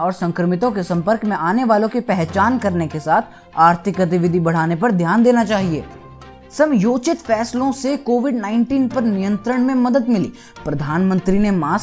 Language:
Hindi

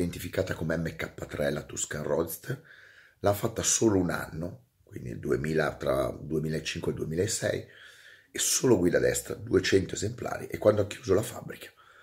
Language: Italian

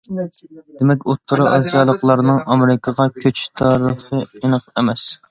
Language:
Uyghur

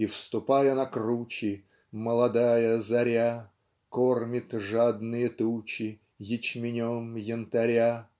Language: Russian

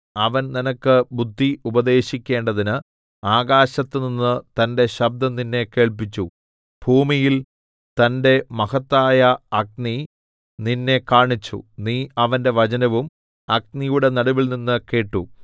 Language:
Malayalam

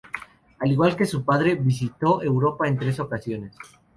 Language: Spanish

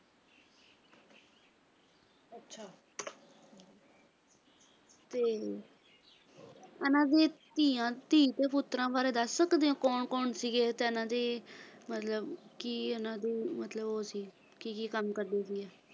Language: Punjabi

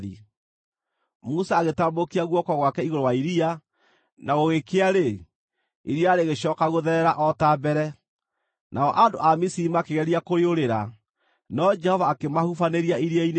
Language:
Kikuyu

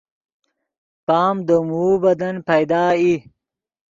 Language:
Yidgha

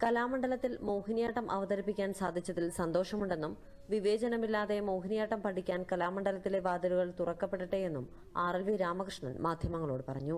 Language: Malayalam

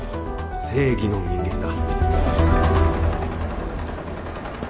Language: Japanese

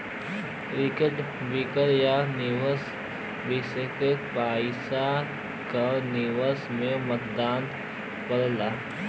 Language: Bhojpuri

